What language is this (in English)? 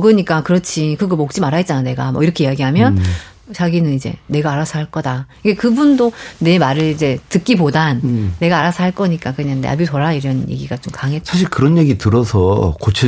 Korean